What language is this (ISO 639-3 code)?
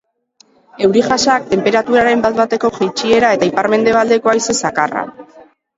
eus